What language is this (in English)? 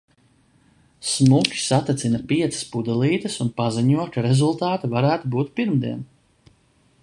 Latvian